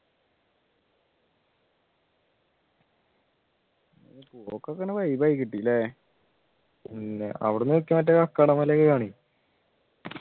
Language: Malayalam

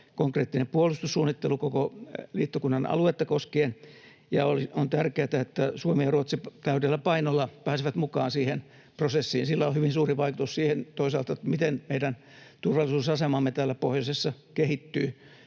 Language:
Finnish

